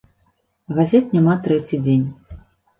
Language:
Belarusian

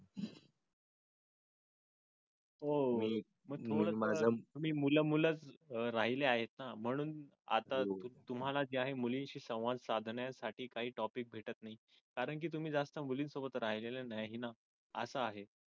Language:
Marathi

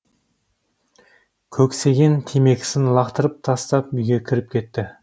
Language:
Kazakh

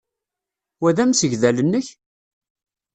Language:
Kabyle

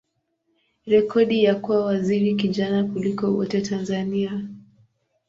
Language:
Swahili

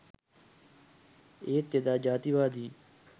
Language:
Sinhala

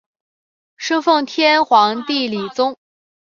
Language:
Chinese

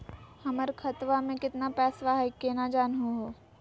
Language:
Magahi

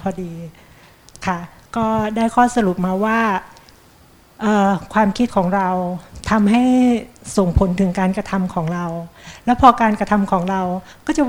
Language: Thai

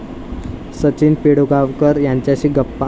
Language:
Marathi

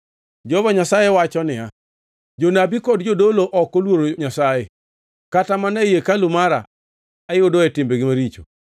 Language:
Luo (Kenya and Tanzania)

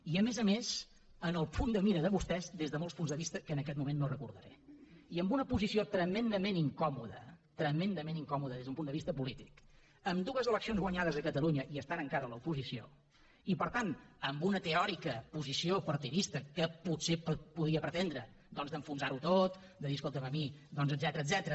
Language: Catalan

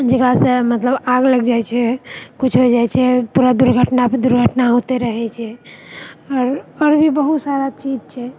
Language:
Maithili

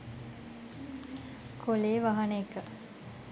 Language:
Sinhala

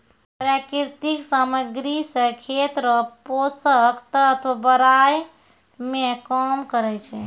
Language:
Maithili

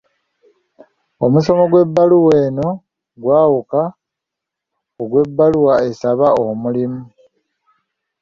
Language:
Ganda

